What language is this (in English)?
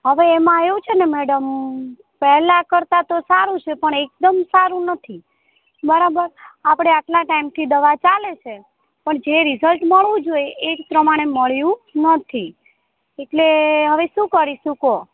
Gujarati